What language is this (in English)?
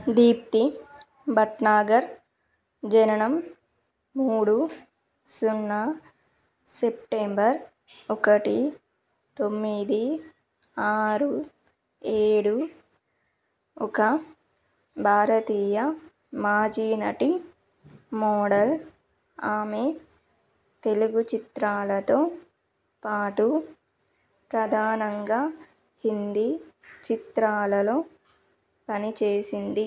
Telugu